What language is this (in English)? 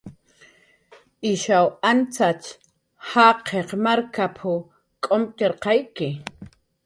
Jaqaru